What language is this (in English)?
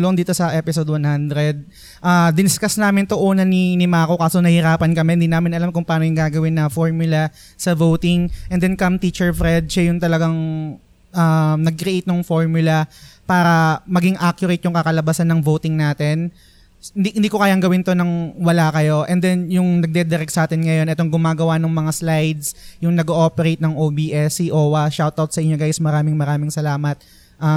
Filipino